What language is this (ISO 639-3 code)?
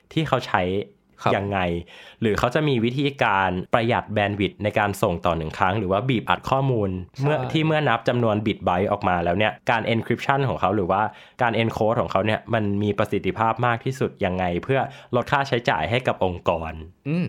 tha